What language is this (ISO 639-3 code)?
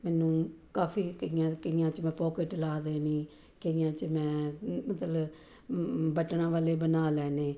pan